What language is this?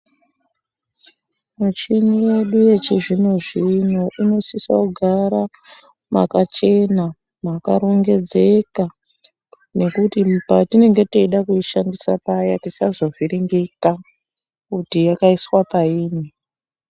Ndau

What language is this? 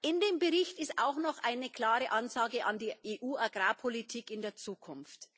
German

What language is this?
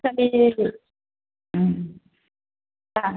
Bodo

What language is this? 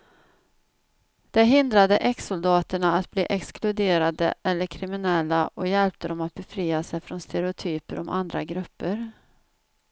Swedish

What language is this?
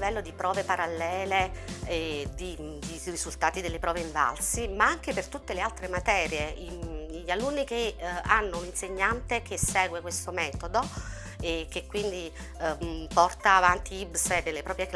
Italian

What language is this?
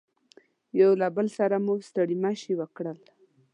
Pashto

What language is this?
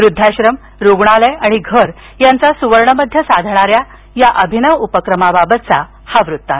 Marathi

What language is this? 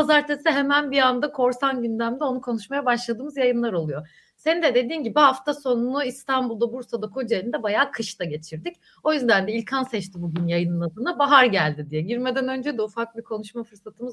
Turkish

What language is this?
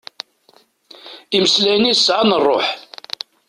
Kabyle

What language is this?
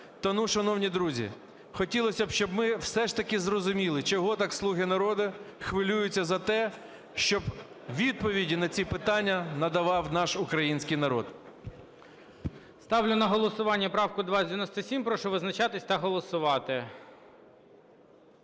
Ukrainian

